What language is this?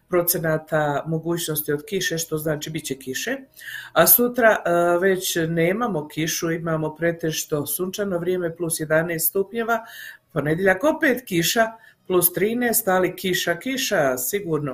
Croatian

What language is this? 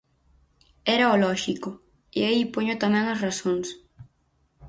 Galician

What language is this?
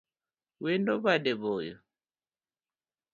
Luo (Kenya and Tanzania)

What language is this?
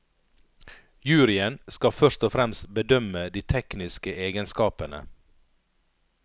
Norwegian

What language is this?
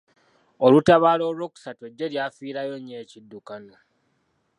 Ganda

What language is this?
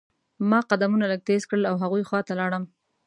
Pashto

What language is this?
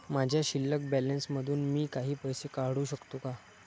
Marathi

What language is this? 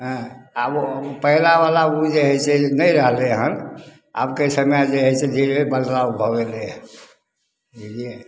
Maithili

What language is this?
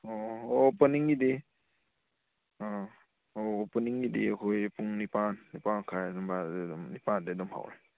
Manipuri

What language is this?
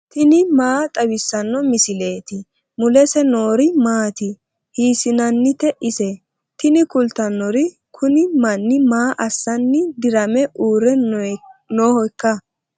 Sidamo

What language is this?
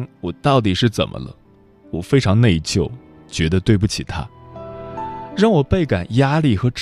Chinese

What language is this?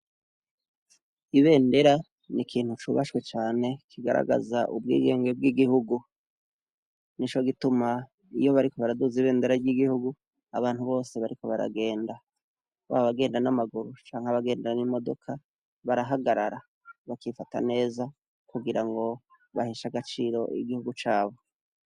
Rundi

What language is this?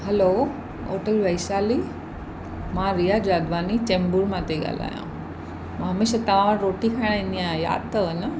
Sindhi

